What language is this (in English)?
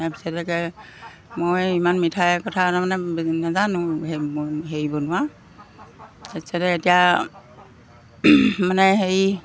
Assamese